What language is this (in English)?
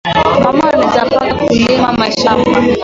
Swahili